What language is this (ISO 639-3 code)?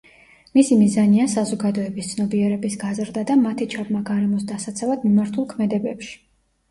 kat